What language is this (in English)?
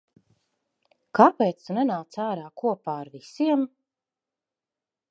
Latvian